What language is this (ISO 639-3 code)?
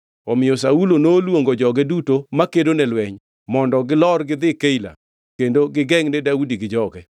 luo